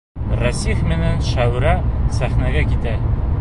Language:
Bashkir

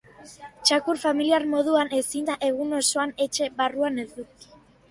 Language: Basque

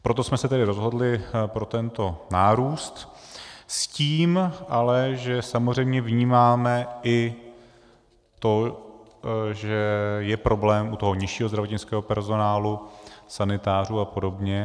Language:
Czech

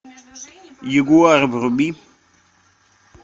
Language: Russian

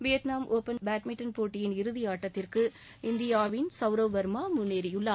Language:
Tamil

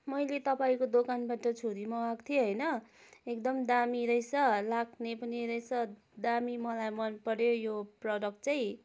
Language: Nepali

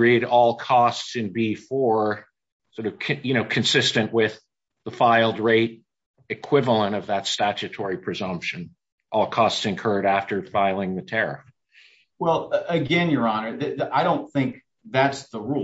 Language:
English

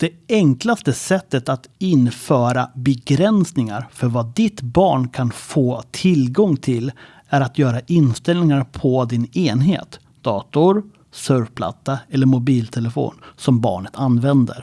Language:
Swedish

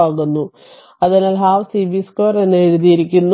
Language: Malayalam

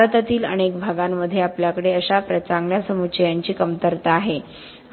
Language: Marathi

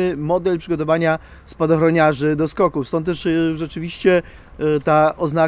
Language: Polish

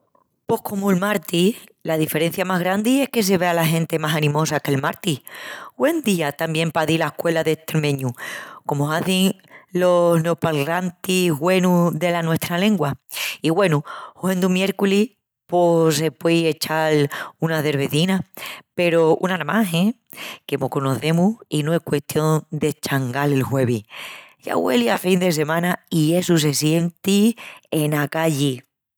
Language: Extremaduran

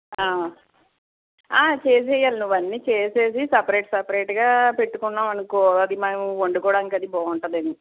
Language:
Telugu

